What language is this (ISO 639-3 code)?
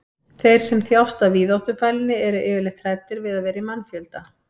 isl